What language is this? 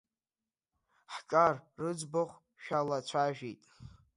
Abkhazian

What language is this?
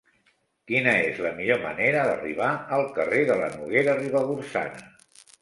Catalan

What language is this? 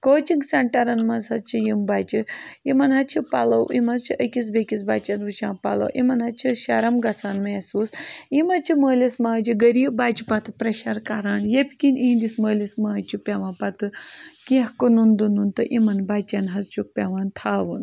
Kashmiri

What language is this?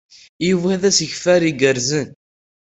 Kabyle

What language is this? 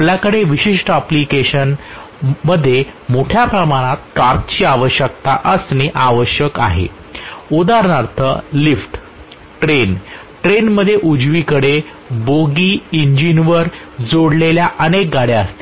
Marathi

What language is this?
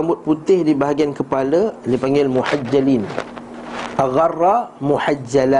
Malay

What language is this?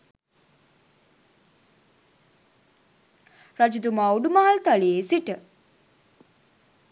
Sinhala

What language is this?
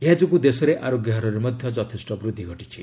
Odia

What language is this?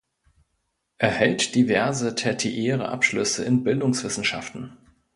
German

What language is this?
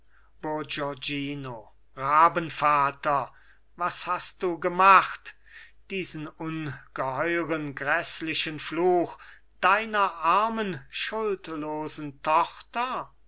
German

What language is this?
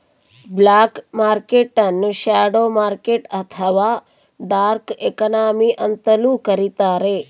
Kannada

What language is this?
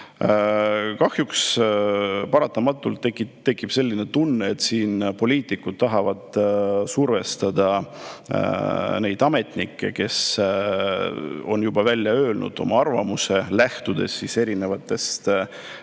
Estonian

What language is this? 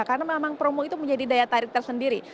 Indonesian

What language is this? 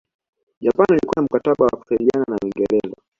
Swahili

